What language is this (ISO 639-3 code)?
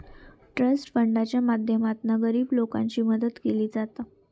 mar